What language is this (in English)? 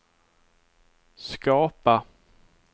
Swedish